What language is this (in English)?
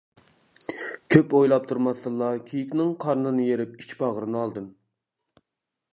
Uyghur